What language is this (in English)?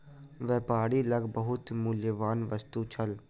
Maithili